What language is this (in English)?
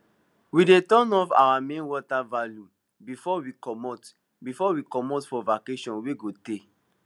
Nigerian Pidgin